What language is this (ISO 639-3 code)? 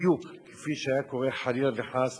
heb